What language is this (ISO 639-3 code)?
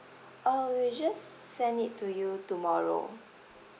eng